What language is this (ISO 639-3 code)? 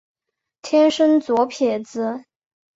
zho